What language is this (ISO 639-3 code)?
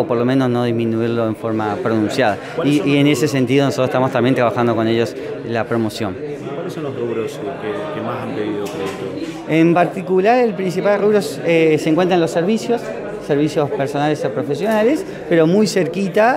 spa